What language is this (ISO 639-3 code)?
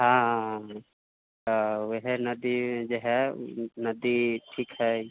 mai